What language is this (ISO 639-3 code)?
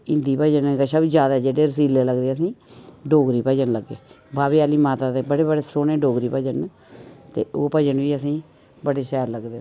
doi